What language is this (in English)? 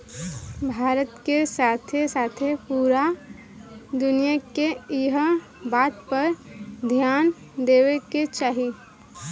Bhojpuri